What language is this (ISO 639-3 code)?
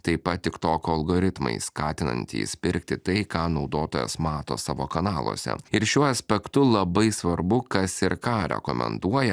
lit